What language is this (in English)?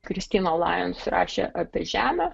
Lithuanian